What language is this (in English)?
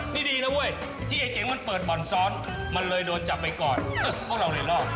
Thai